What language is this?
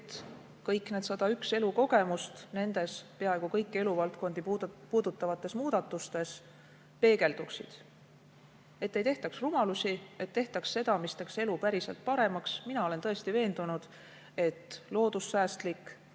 Estonian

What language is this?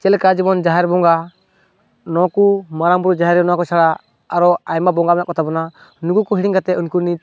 Santali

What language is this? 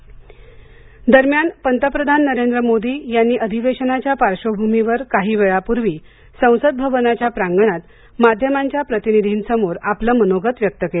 Marathi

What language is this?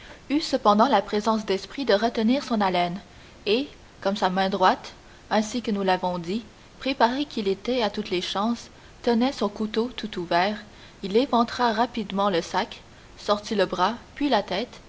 French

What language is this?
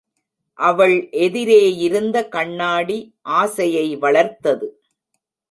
Tamil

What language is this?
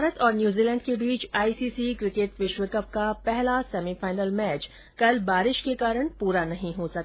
Hindi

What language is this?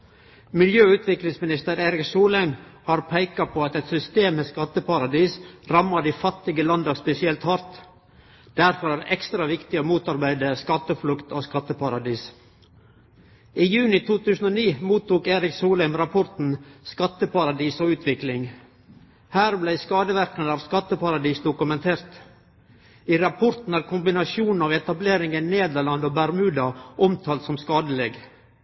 Norwegian Nynorsk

